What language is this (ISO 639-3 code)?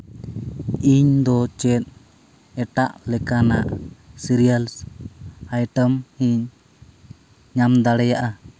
sat